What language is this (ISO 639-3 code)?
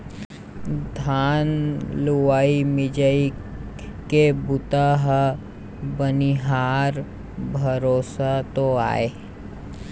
hne